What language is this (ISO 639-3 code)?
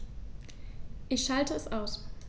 deu